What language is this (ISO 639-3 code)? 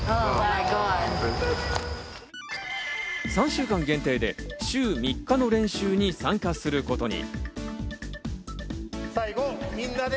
jpn